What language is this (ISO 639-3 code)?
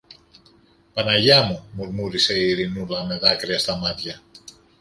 ell